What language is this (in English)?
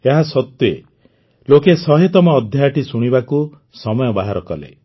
Odia